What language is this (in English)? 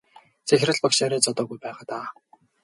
Mongolian